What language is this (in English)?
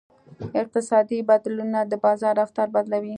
Pashto